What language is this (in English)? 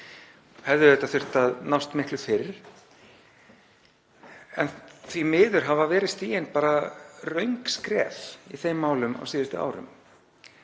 Icelandic